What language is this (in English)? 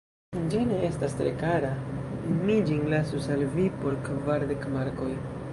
Esperanto